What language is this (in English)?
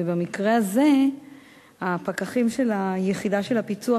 Hebrew